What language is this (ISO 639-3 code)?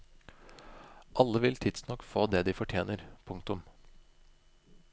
nor